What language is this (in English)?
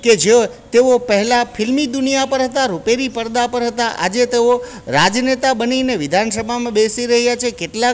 Gujarati